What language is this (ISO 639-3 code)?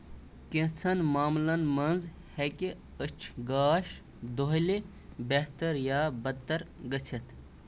kas